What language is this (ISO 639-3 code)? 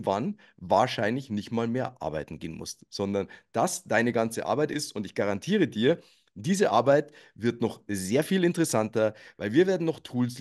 deu